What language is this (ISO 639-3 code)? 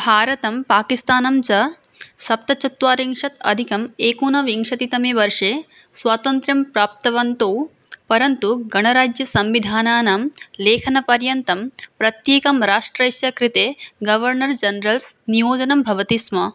san